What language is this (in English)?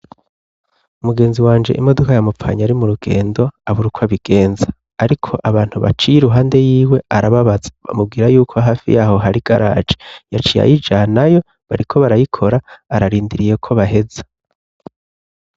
Rundi